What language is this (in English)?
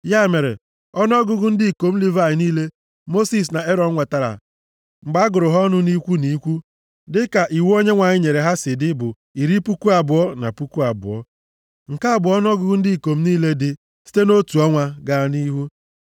Igbo